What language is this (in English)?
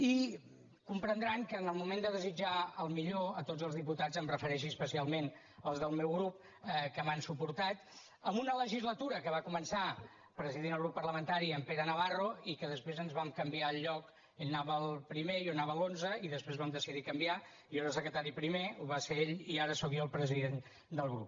Catalan